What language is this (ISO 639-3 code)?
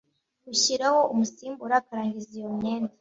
kin